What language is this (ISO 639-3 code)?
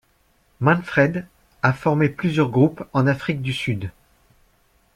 fra